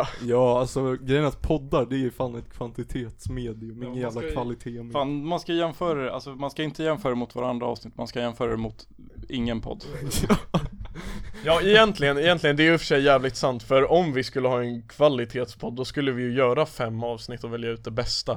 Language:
Swedish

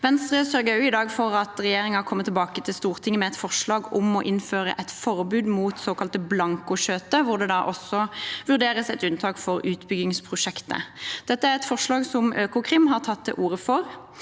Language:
Norwegian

